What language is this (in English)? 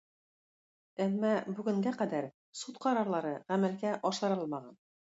Tatar